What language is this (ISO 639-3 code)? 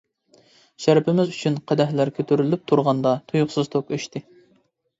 uig